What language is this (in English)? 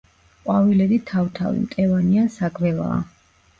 Georgian